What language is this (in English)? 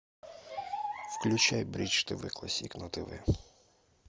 Russian